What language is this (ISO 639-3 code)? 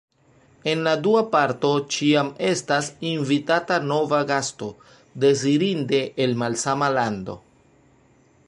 epo